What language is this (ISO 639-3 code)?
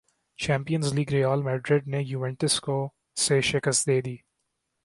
urd